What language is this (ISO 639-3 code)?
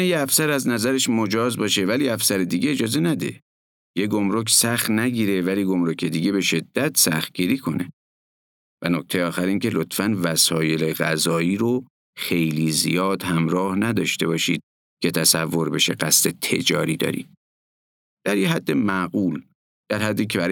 fas